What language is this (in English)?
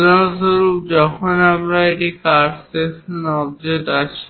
Bangla